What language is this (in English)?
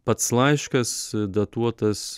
Lithuanian